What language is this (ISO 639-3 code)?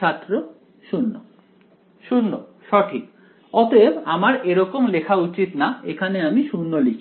ben